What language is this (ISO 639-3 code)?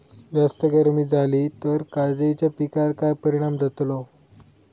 mar